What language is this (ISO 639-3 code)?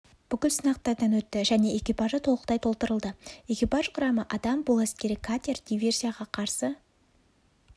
kaz